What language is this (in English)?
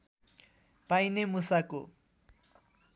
Nepali